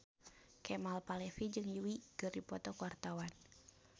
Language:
Sundanese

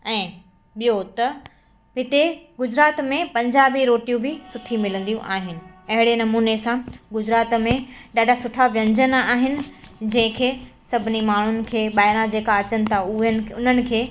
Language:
Sindhi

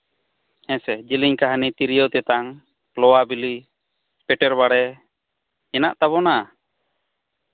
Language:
Santali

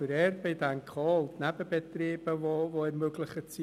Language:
Swiss German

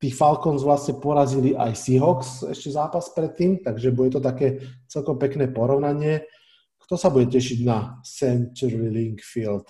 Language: Slovak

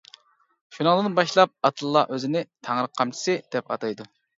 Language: Uyghur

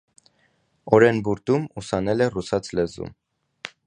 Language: Armenian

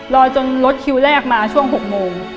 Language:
Thai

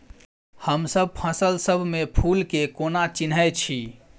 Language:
Maithili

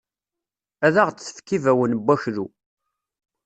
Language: Kabyle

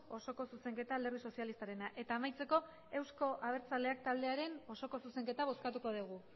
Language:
Basque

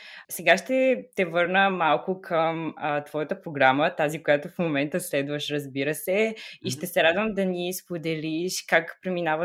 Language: Bulgarian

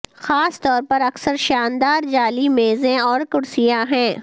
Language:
Urdu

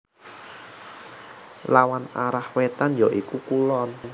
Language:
Javanese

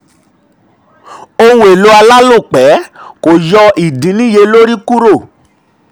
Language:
Yoruba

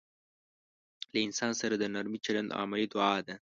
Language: Pashto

